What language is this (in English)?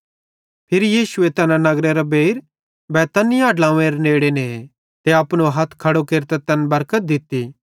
Bhadrawahi